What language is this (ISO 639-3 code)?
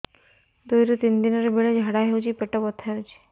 ori